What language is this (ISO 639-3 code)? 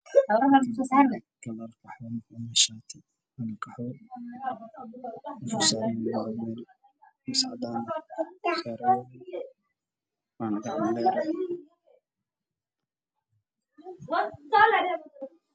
som